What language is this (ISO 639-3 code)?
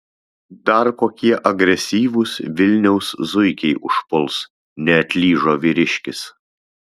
lit